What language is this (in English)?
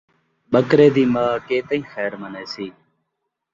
Saraiki